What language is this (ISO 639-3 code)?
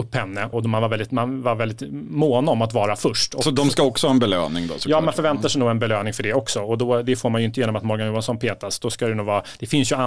swe